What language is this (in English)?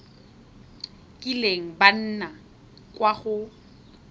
Tswana